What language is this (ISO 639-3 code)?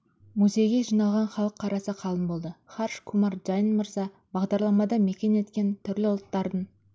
kaz